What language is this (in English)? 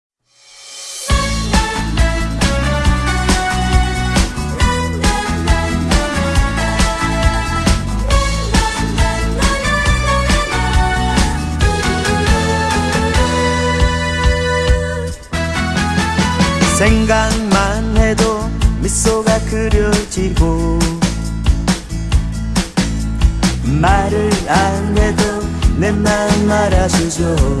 Korean